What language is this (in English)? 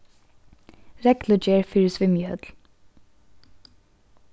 Faroese